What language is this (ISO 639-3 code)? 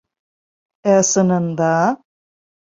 bak